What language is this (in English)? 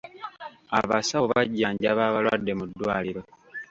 Ganda